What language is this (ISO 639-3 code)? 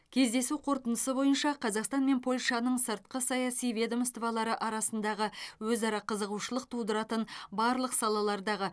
kaz